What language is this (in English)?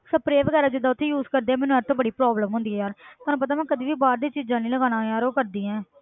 Punjabi